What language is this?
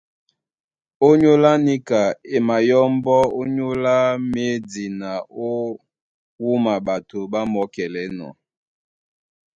Duala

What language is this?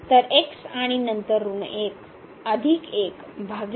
Marathi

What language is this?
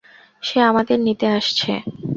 Bangla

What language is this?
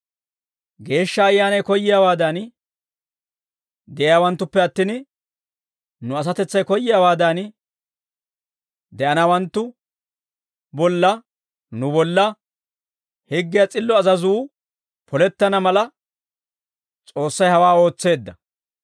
Dawro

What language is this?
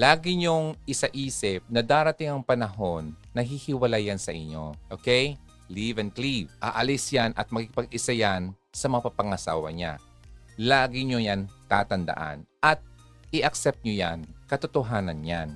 Filipino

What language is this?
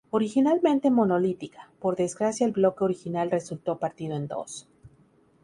Spanish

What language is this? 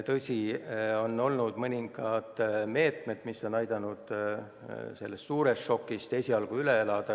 Estonian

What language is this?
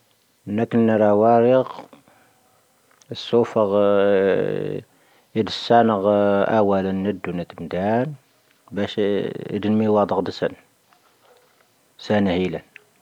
Tahaggart Tamahaq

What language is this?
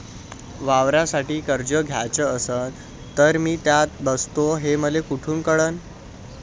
Marathi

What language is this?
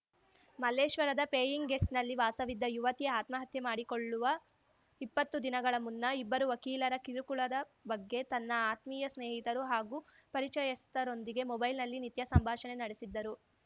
Kannada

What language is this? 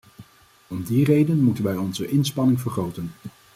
Dutch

